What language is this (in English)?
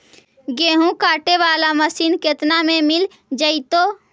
Magahi